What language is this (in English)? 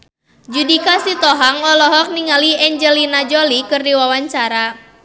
Sundanese